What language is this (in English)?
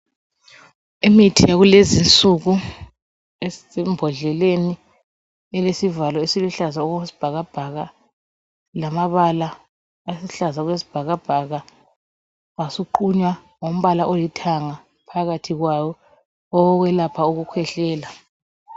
North Ndebele